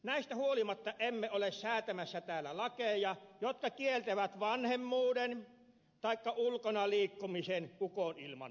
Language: Finnish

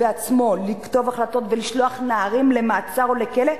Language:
Hebrew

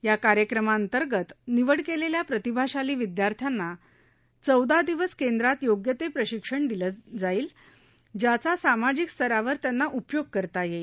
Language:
Marathi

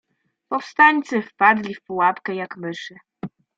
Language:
Polish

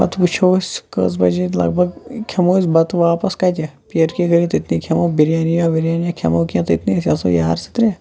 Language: Kashmiri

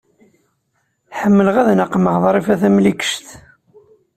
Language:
Kabyle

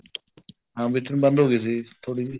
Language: Punjabi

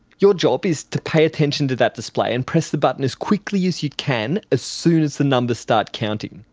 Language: English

